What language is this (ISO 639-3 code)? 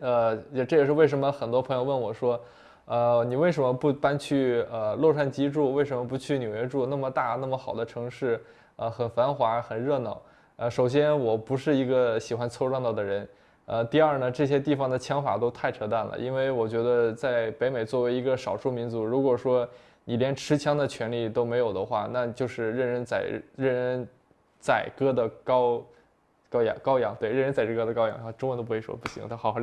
zho